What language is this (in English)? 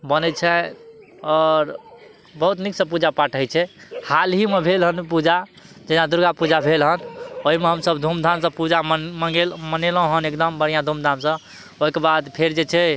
Maithili